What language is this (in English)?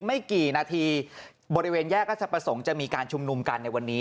Thai